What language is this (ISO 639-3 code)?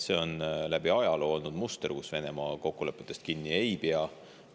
est